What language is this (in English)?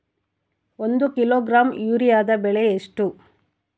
Kannada